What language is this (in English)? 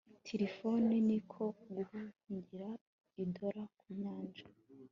Kinyarwanda